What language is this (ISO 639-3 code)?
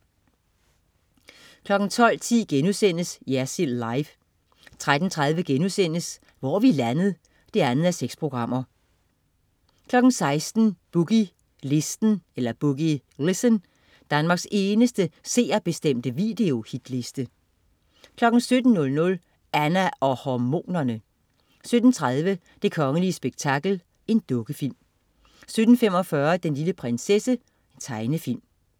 dan